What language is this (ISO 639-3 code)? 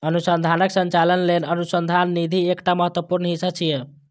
mai